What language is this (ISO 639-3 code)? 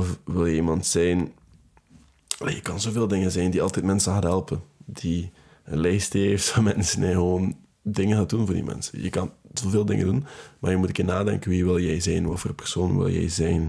nld